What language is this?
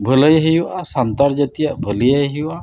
Santali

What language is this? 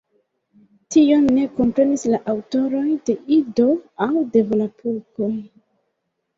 Esperanto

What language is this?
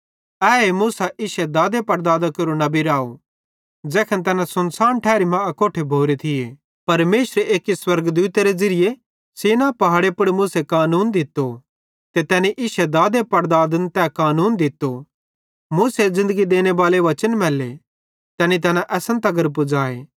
Bhadrawahi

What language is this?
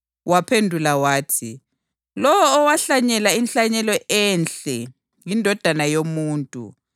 North Ndebele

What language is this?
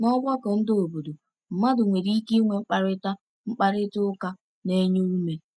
Igbo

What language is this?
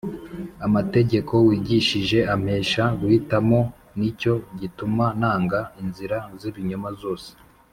Kinyarwanda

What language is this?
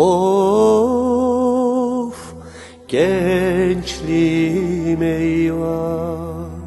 Turkish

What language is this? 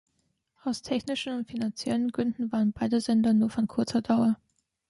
German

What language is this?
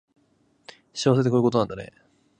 Japanese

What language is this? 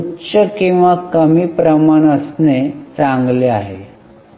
Marathi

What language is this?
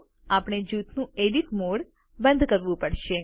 Gujarati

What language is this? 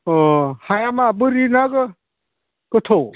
Bodo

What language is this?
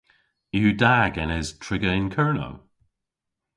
Cornish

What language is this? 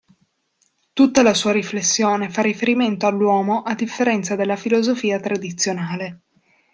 Italian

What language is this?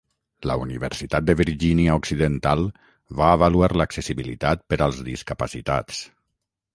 Catalan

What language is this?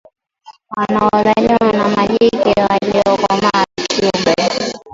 Swahili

